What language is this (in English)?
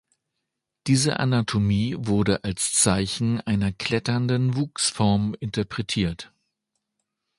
German